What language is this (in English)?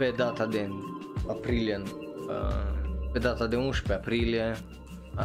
Romanian